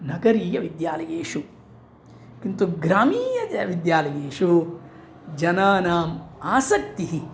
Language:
Sanskrit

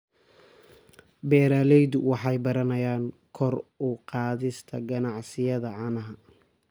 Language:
Somali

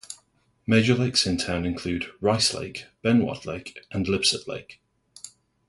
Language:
English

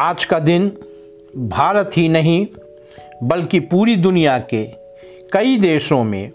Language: Hindi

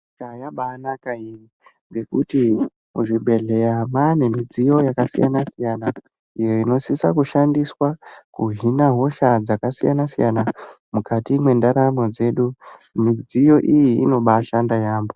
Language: Ndau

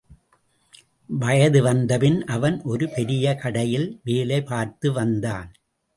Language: Tamil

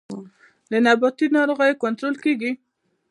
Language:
Pashto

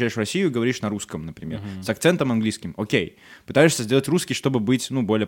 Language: Russian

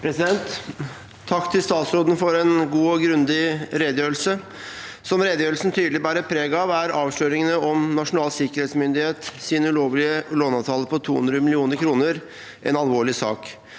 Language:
Norwegian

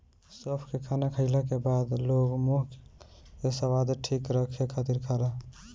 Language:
Bhojpuri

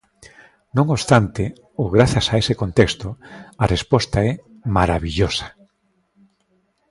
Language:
Galician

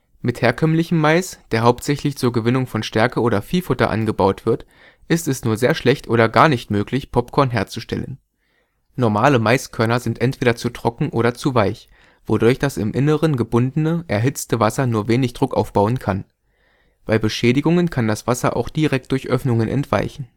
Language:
German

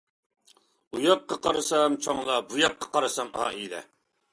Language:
Uyghur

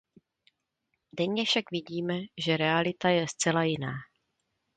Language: Czech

